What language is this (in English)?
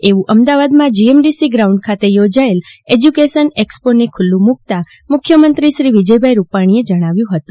Gujarati